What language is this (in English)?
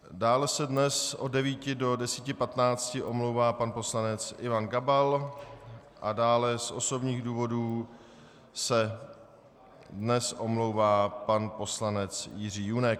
Czech